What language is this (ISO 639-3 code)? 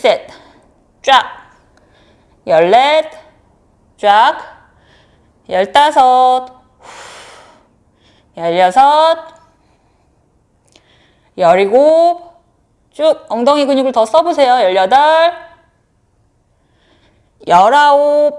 kor